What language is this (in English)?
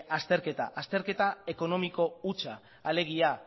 Basque